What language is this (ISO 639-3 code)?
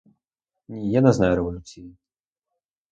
ukr